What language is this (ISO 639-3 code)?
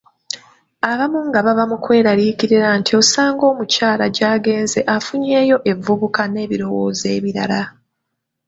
lug